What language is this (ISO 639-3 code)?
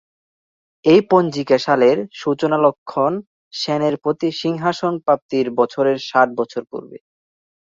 ben